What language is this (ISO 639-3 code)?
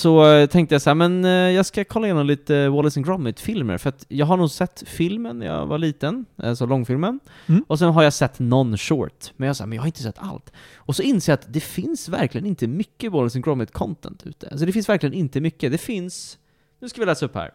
swe